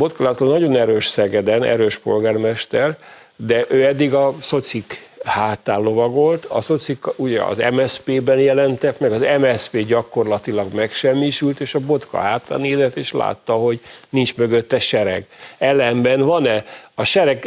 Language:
Hungarian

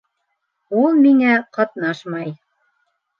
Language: Bashkir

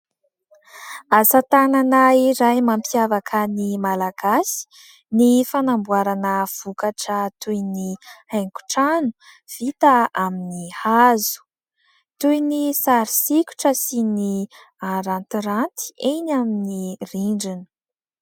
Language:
Malagasy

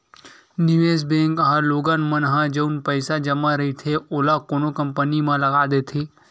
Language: Chhattisgarhi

